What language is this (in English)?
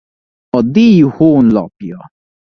Hungarian